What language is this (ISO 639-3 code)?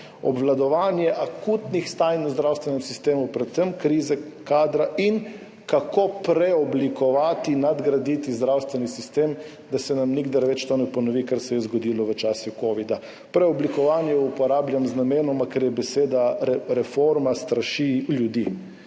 slv